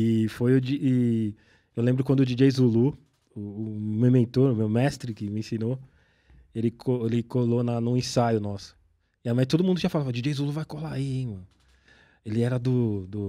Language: Portuguese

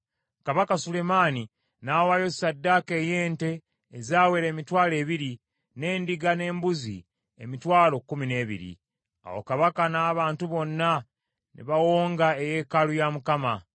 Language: Ganda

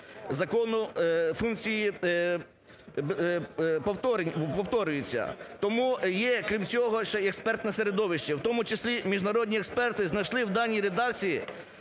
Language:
Ukrainian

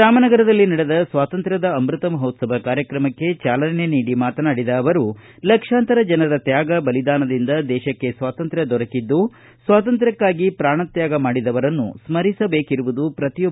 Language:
Kannada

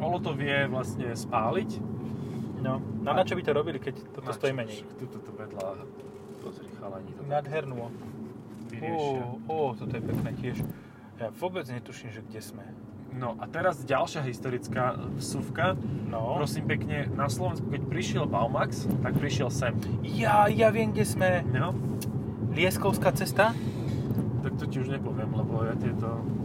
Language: Slovak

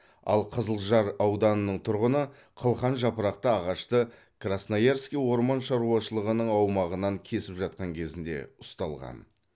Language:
Kazakh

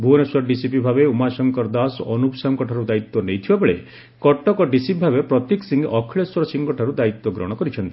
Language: Odia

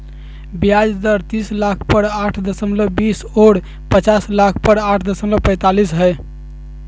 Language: Magahi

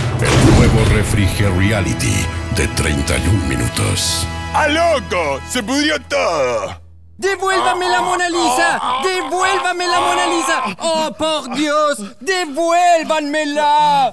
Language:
Spanish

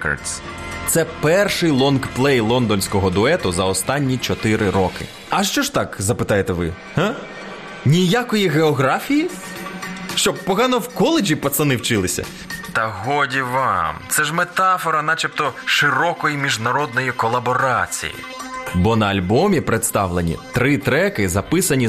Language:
Ukrainian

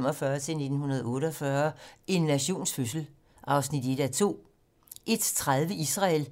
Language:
Danish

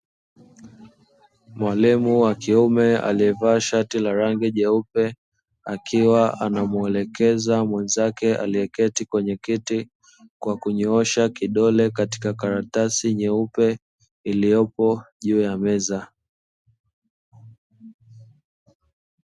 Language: Swahili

